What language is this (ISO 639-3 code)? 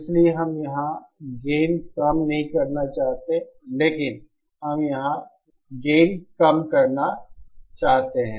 hin